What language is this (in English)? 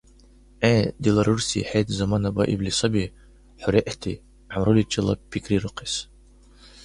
Dargwa